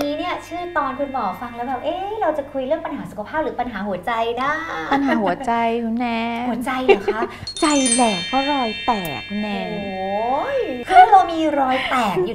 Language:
Thai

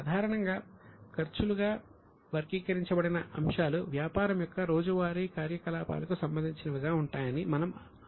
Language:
Telugu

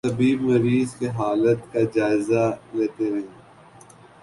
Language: Urdu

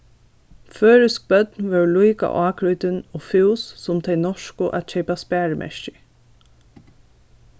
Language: Faroese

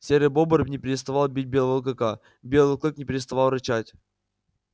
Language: Russian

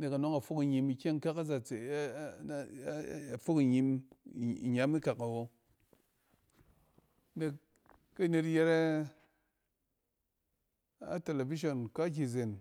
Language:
Cen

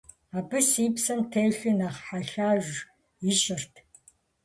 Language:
Kabardian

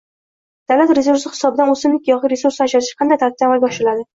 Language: Uzbek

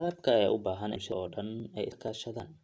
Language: Somali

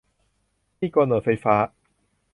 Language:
Thai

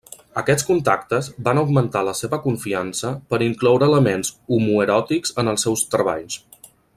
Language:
Catalan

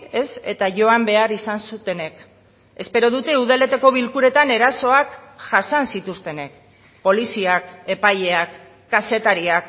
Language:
Basque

